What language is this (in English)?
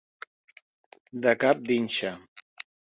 Catalan